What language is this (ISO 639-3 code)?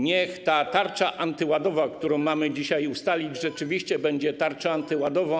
pol